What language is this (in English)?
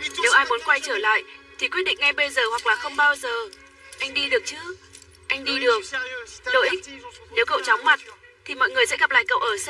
Vietnamese